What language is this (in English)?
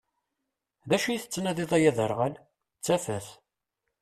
Kabyle